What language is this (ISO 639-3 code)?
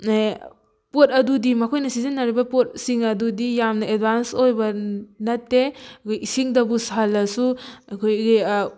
mni